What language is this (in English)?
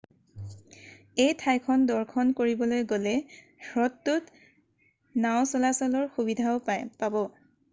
Assamese